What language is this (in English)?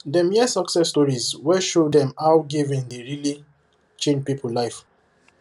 Nigerian Pidgin